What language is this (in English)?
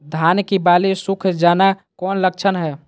Magahi